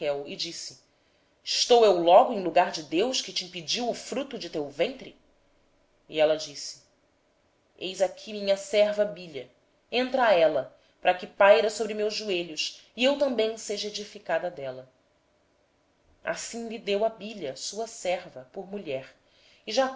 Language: Portuguese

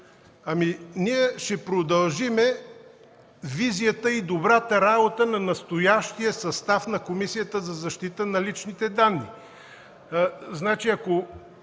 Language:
Bulgarian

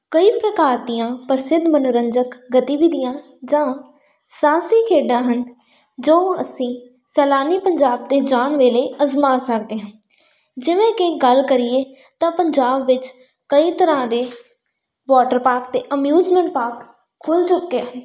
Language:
Punjabi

